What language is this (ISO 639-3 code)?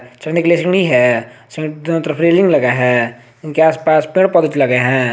hin